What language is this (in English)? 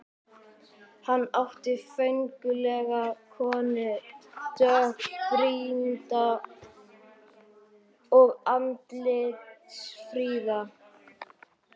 Icelandic